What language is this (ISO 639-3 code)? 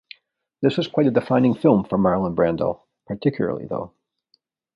eng